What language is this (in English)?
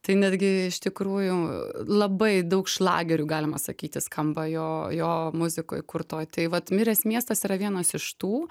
Lithuanian